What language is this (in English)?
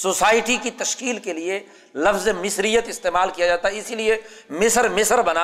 Urdu